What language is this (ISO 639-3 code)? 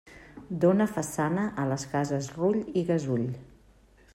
cat